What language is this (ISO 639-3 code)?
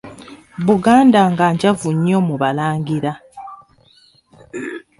lug